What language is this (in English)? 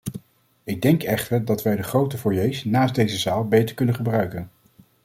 Dutch